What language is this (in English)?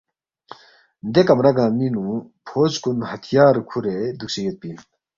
Balti